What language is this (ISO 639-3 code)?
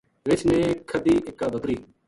gju